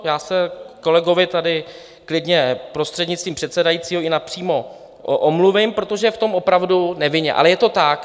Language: Czech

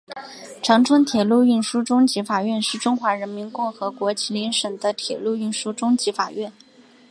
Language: Chinese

